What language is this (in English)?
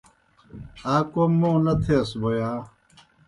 Kohistani Shina